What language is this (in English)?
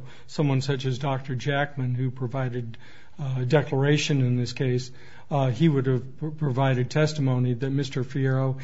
English